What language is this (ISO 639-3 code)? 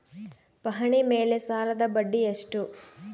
kan